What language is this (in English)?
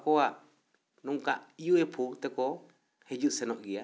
Santali